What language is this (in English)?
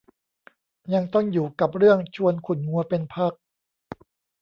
Thai